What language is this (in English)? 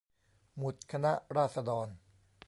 Thai